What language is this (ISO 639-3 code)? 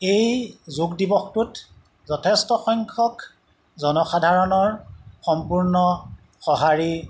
asm